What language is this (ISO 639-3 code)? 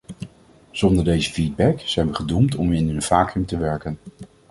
nld